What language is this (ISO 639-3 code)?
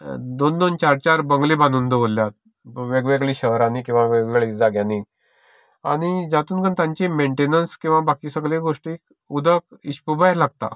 kok